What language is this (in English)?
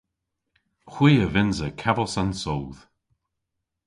Cornish